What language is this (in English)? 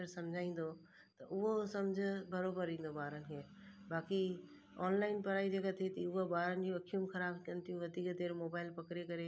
Sindhi